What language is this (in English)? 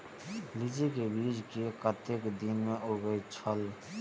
Maithili